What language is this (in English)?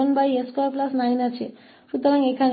Hindi